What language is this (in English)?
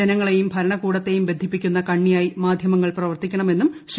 Malayalam